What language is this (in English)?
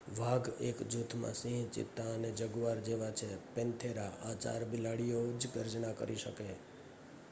Gujarati